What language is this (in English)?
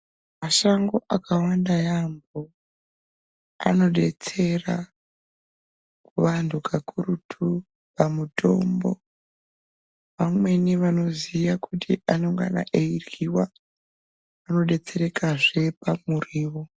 Ndau